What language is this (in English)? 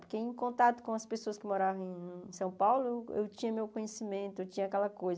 Portuguese